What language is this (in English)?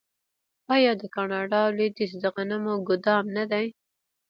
Pashto